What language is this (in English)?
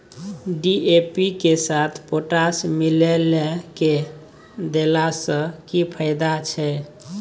Maithili